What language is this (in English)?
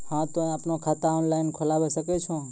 Maithili